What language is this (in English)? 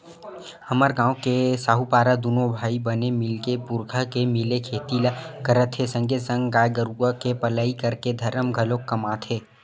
Chhattisgarhi